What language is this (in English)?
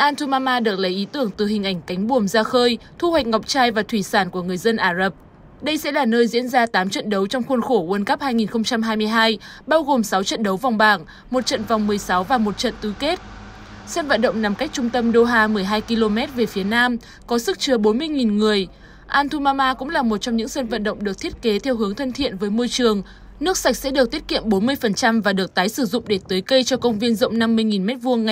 Vietnamese